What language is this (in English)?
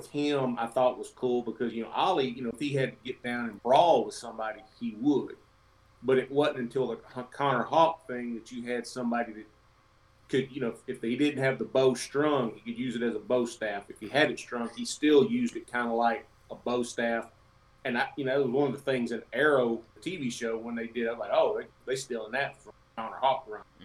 English